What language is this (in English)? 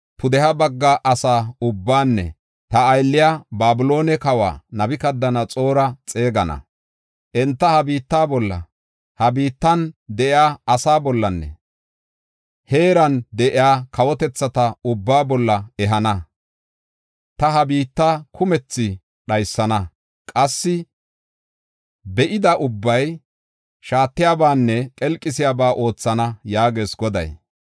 Gofa